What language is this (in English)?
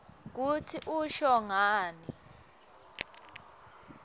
Swati